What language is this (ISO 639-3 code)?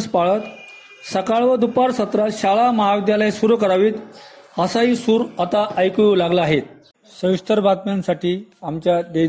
mar